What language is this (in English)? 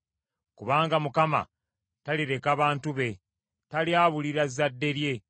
Ganda